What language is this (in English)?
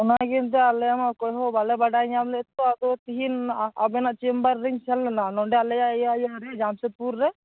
Santali